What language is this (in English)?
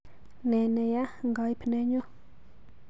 Kalenjin